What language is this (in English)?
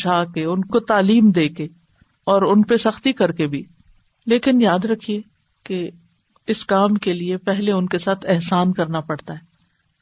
Urdu